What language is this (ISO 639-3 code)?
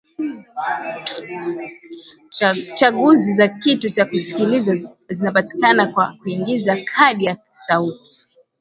swa